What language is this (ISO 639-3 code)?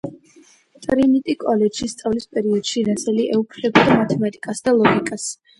kat